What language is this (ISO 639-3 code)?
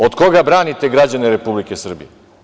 srp